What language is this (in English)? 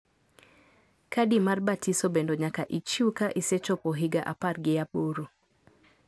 Luo (Kenya and Tanzania)